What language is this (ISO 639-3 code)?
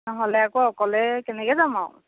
asm